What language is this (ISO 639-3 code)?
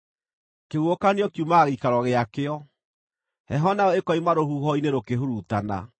kik